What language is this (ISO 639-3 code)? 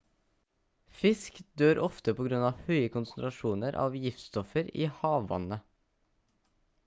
nob